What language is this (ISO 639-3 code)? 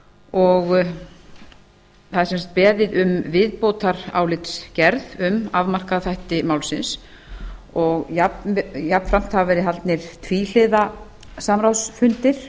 isl